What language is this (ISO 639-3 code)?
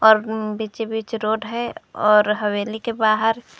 hin